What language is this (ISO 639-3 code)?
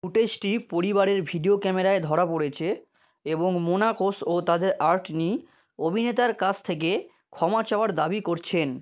ben